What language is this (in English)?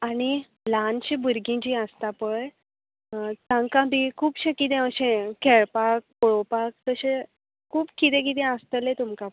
Konkani